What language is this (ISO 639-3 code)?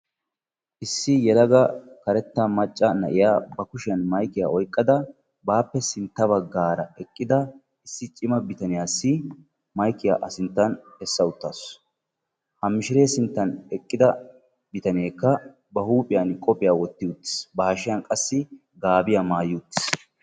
wal